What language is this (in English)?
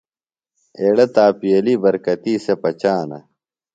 Phalura